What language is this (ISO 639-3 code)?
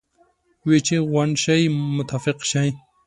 pus